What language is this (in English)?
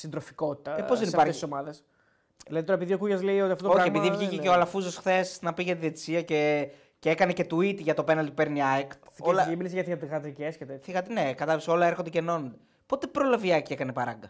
Greek